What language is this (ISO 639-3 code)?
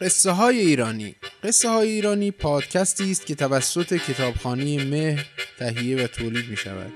fas